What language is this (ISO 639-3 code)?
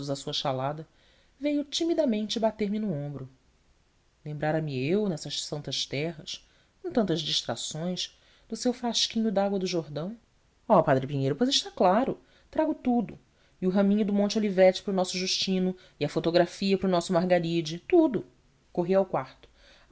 por